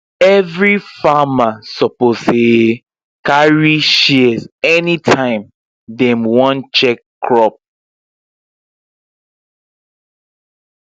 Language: Nigerian Pidgin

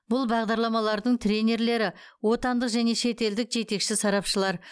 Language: Kazakh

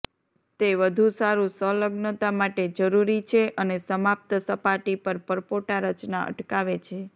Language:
Gujarati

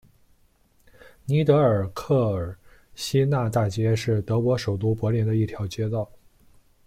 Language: Chinese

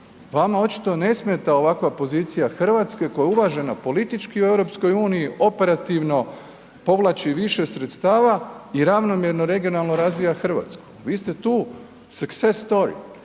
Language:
Croatian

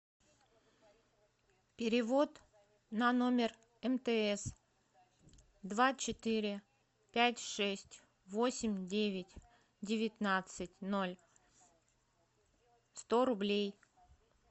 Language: Russian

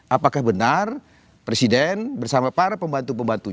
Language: Indonesian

